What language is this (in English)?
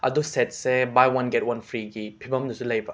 Manipuri